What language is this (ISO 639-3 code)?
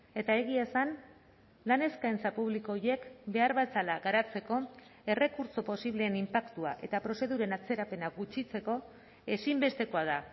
eus